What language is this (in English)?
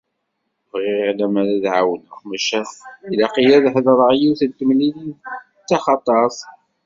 Kabyle